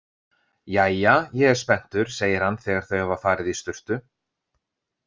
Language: Icelandic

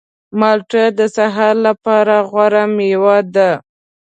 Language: Pashto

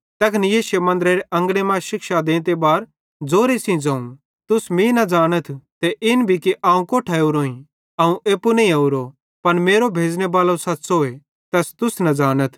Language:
Bhadrawahi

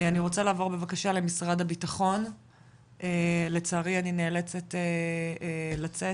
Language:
Hebrew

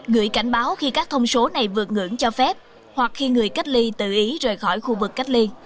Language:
Vietnamese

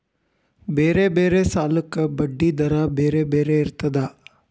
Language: Kannada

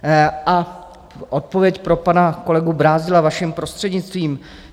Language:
Czech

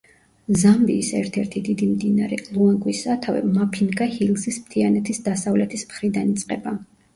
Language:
Georgian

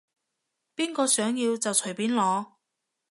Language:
Cantonese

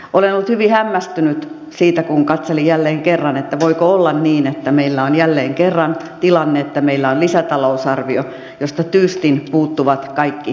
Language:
Finnish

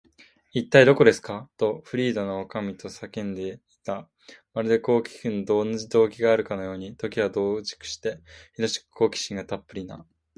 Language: Japanese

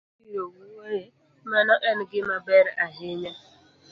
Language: Luo (Kenya and Tanzania)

